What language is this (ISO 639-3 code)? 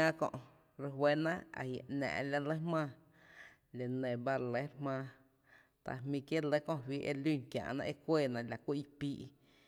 cte